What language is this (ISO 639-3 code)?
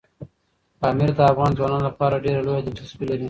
pus